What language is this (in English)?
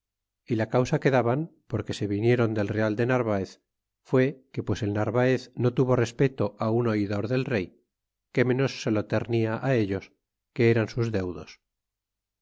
Spanish